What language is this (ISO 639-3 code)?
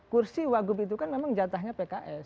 ind